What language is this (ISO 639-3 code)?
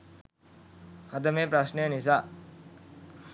sin